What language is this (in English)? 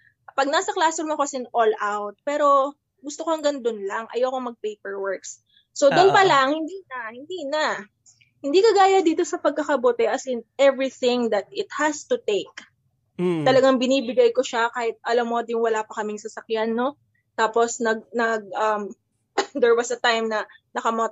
Filipino